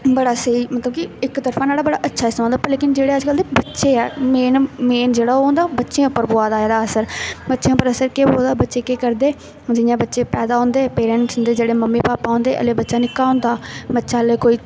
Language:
Dogri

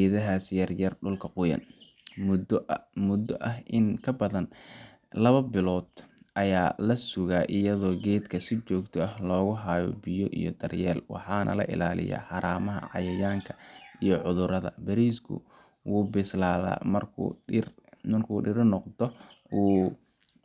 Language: Somali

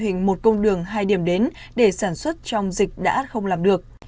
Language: Vietnamese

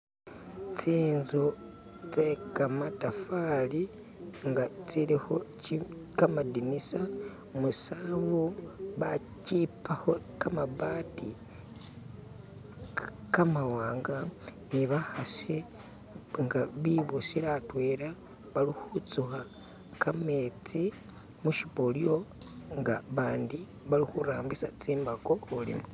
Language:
Masaaba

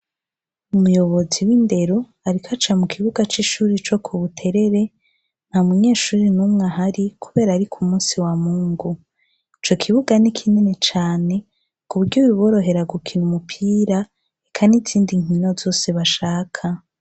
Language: Rundi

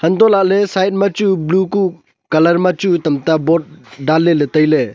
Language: Wancho Naga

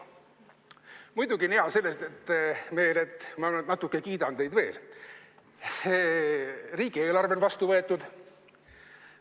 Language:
Estonian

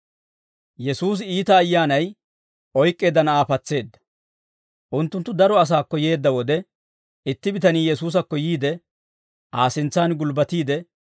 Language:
Dawro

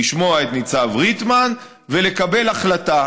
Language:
Hebrew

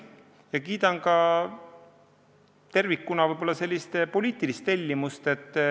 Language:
Estonian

